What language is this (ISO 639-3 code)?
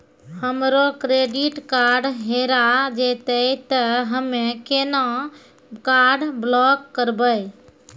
mai